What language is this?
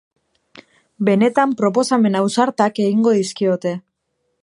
Basque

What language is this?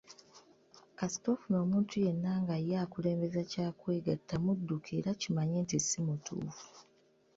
Ganda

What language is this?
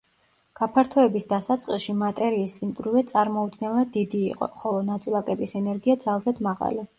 Georgian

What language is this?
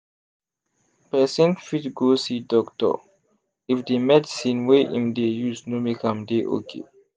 Nigerian Pidgin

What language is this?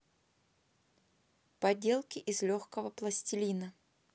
Russian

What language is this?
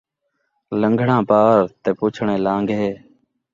Saraiki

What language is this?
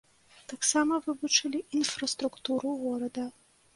Belarusian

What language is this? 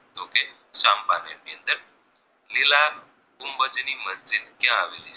Gujarati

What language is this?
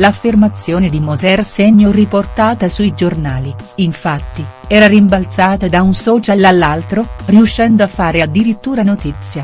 Italian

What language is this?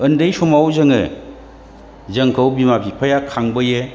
Bodo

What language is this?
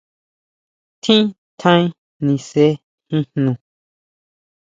Huautla Mazatec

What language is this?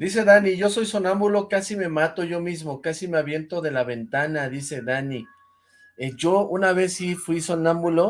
Spanish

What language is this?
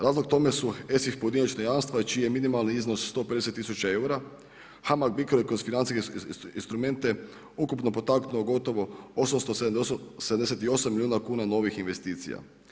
Croatian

